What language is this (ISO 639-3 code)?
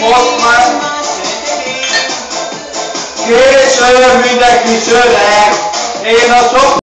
hun